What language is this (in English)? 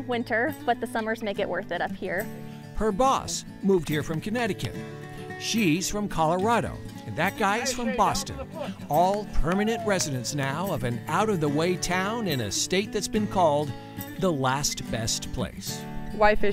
English